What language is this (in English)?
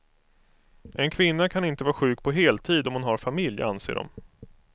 Swedish